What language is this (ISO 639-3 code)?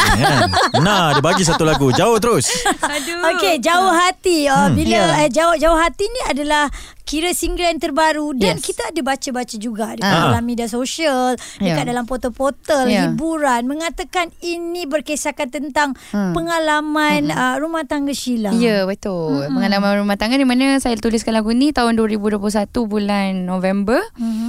msa